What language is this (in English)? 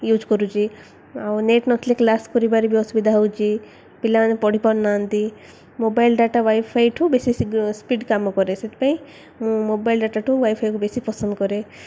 Odia